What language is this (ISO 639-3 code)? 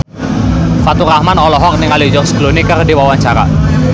sun